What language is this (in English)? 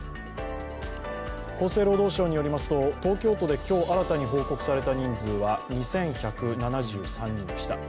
Japanese